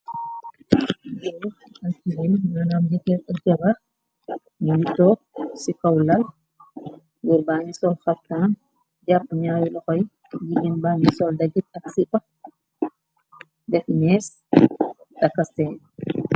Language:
Wolof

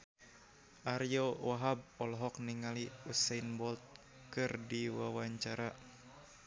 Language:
Sundanese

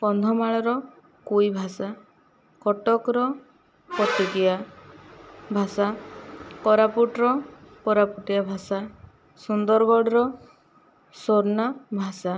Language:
Odia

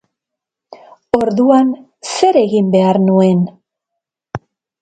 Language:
Basque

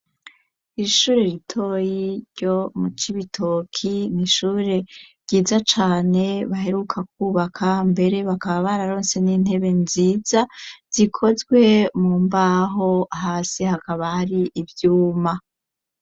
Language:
Rundi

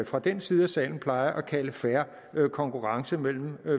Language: Danish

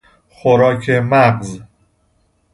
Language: Persian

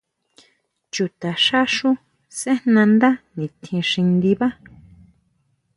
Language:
Huautla Mazatec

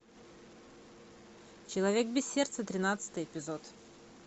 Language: Russian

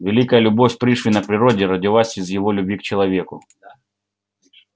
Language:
Russian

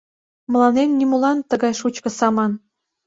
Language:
Mari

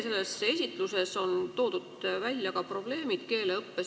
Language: Estonian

